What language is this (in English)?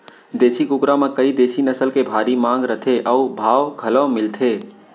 Chhattisgarhi